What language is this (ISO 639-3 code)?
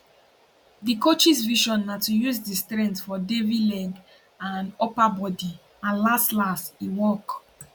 pcm